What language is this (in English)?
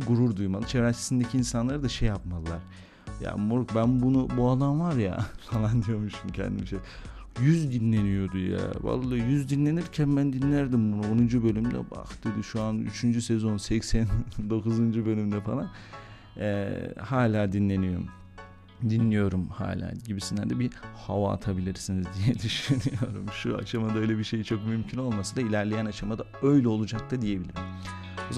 Turkish